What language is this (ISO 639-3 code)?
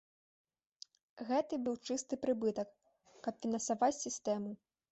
bel